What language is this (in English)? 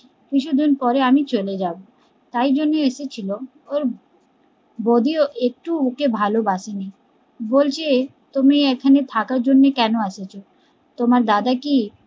Bangla